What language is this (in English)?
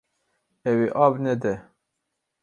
Kurdish